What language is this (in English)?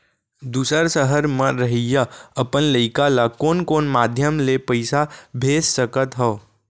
Chhattisgarhi